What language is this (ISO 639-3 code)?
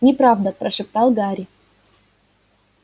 rus